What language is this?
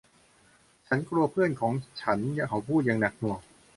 Thai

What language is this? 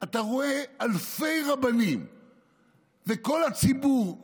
Hebrew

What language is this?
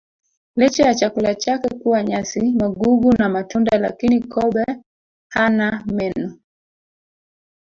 Swahili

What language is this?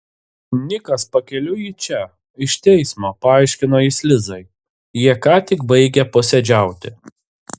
Lithuanian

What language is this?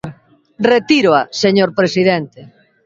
Galician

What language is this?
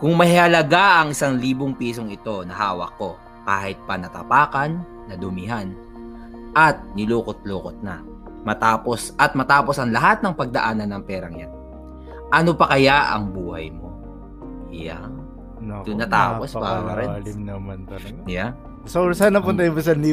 Filipino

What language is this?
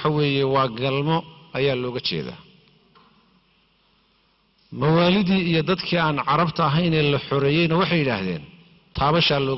Arabic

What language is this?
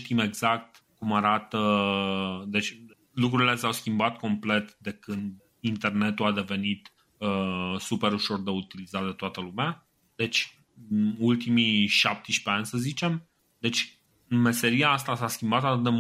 Romanian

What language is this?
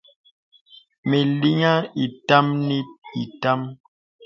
Bebele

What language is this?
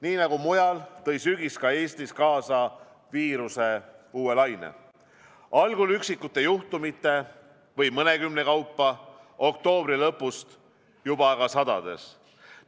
Estonian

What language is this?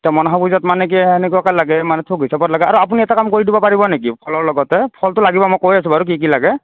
Assamese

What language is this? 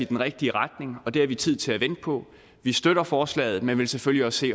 Danish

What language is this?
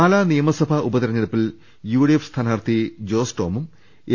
Malayalam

